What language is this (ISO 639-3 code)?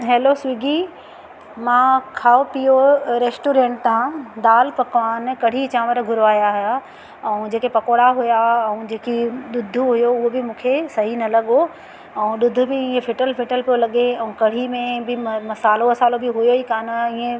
snd